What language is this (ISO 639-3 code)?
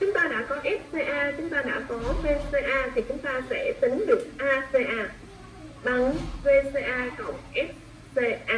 vie